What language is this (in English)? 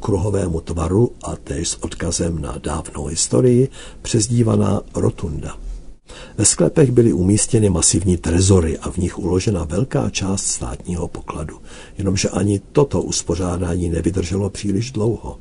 Czech